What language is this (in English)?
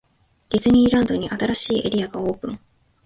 Japanese